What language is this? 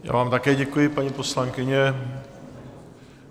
Czech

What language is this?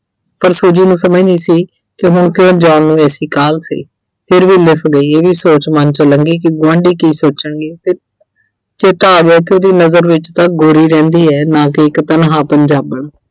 Punjabi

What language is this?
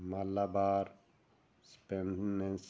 Punjabi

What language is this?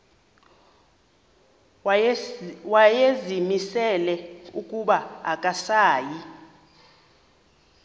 Xhosa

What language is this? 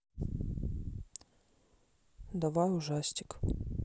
Russian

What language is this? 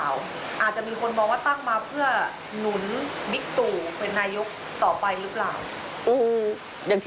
Thai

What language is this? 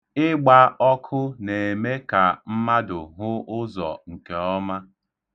Igbo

